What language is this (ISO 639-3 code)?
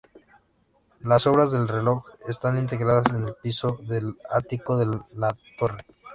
spa